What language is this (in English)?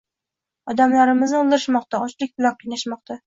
Uzbek